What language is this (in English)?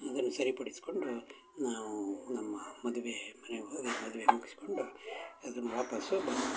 Kannada